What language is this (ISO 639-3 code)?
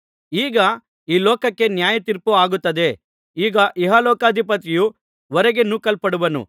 kan